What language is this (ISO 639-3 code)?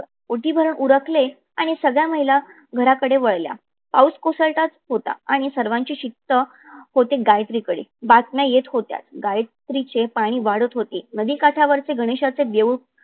mar